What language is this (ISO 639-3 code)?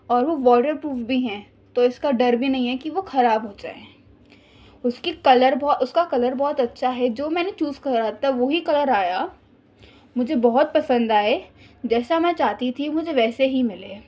urd